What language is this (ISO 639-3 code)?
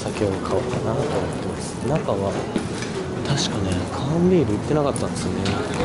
jpn